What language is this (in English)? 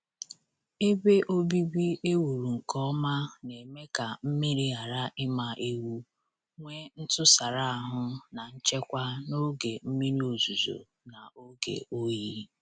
Igbo